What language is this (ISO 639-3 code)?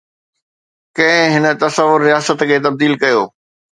snd